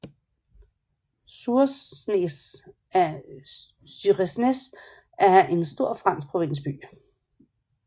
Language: Danish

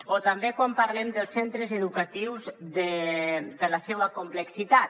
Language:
Catalan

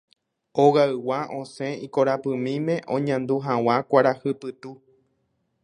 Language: Guarani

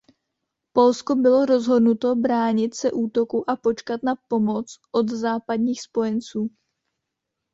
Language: Czech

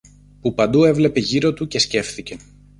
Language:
Greek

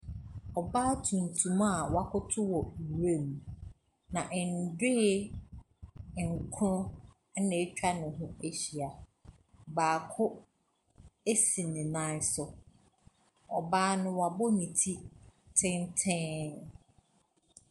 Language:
Akan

